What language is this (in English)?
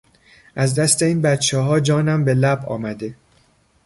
Persian